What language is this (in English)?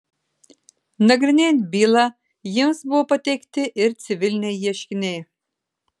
Lithuanian